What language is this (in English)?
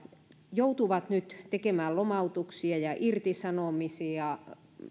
Finnish